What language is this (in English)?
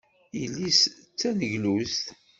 Kabyle